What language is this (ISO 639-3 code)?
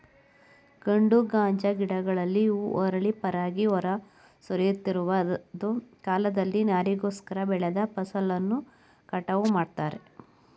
kan